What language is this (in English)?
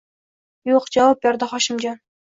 Uzbek